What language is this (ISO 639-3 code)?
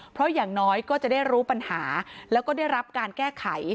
tha